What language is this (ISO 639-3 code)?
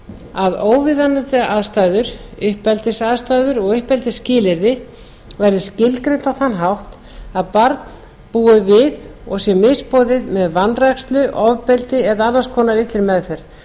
isl